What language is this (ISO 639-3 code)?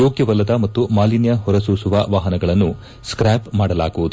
kan